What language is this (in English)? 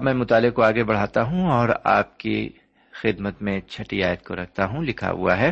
Urdu